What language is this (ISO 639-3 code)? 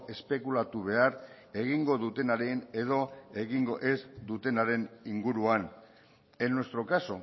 eus